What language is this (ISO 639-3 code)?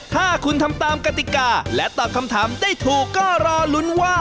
tha